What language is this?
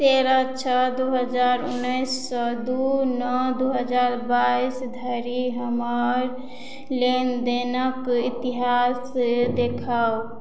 Maithili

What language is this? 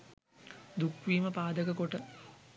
Sinhala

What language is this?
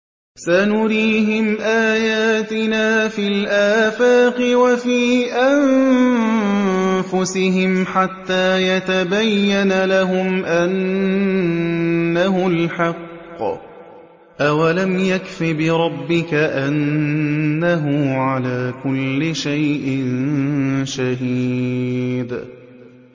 Arabic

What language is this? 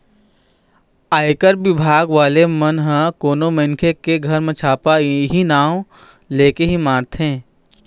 Chhattisgarhi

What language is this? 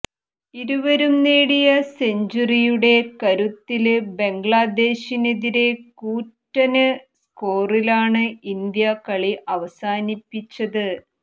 Malayalam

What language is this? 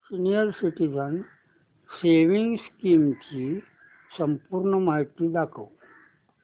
Marathi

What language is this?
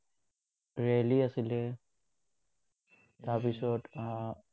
Assamese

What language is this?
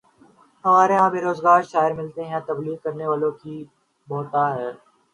Urdu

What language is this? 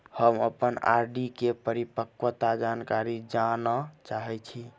Maithili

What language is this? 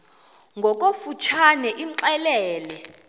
Xhosa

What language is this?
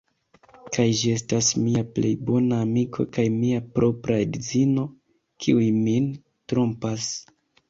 Esperanto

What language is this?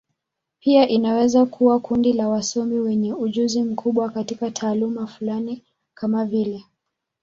Swahili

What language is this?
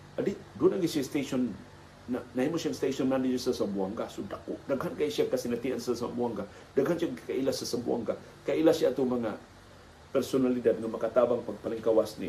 Filipino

